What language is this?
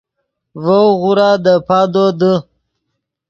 Yidgha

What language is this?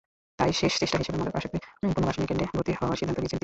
Bangla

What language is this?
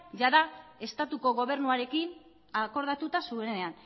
Basque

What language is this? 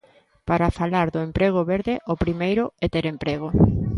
Galician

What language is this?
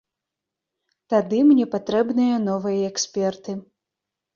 Belarusian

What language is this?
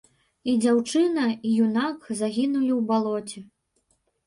Belarusian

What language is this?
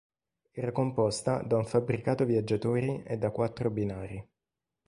Italian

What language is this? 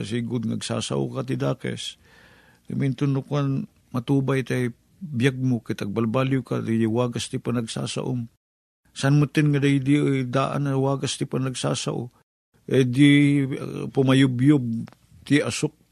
Filipino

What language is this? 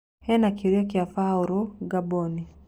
Kikuyu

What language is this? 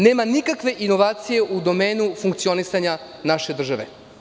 Serbian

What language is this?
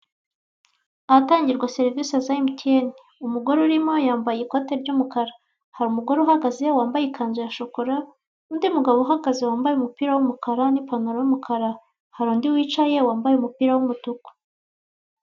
Kinyarwanda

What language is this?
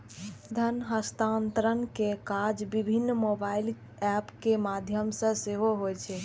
Maithili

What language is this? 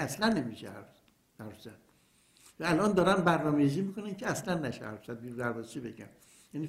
Persian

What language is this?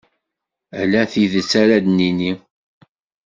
Kabyle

